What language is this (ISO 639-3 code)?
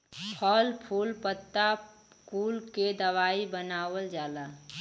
bho